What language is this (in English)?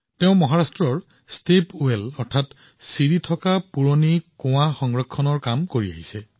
Assamese